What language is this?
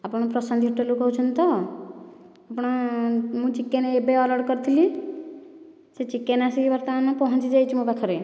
Odia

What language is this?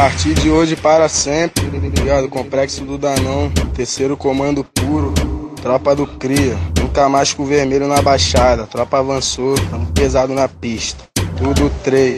Portuguese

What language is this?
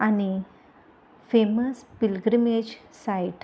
Konkani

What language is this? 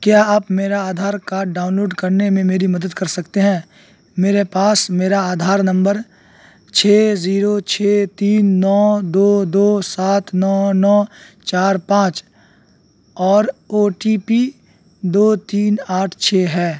Urdu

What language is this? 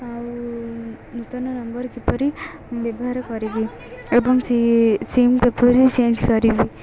Odia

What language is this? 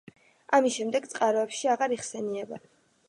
Georgian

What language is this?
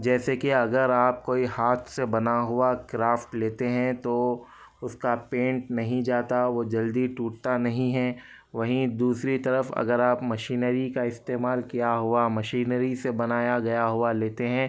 Urdu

